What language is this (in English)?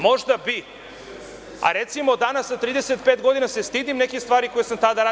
Serbian